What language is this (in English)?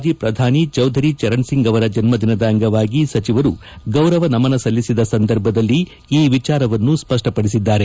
Kannada